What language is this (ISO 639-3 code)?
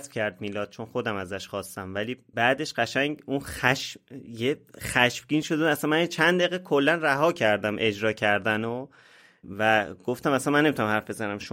fas